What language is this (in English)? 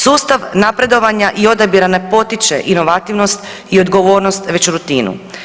Croatian